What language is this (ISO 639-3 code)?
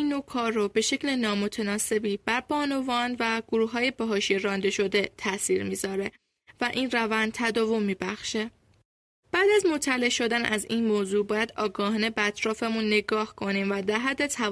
fas